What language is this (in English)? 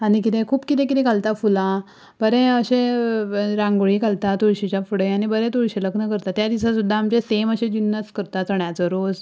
Konkani